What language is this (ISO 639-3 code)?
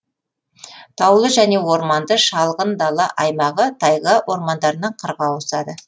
kaz